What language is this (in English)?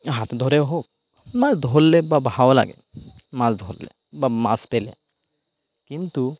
Bangla